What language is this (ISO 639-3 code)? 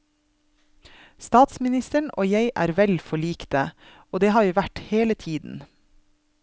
nor